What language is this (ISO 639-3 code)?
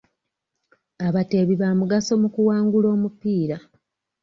lug